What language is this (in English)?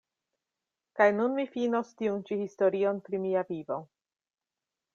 Esperanto